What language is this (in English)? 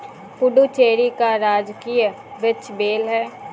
Hindi